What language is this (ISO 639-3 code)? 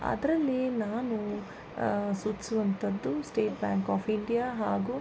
kan